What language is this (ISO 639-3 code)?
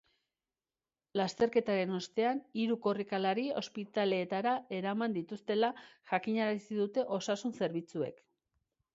eus